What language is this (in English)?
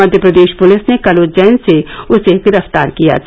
Hindi